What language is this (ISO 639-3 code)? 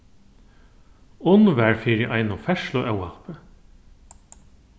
fao